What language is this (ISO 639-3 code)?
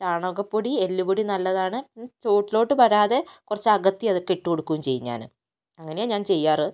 mal